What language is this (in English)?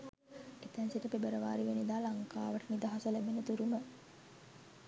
Sinhala